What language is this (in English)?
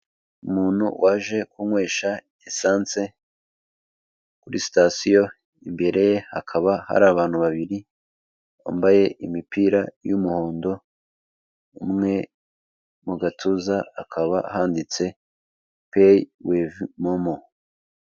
Kinyarwanda